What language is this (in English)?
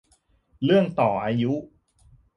Thai